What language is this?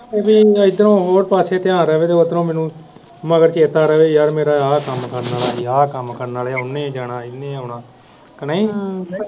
Punjabi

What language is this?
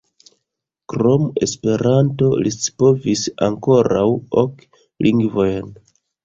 Esperanto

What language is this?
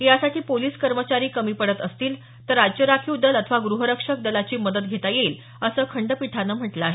Marathi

